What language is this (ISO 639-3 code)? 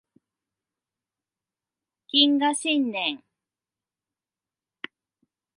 jpn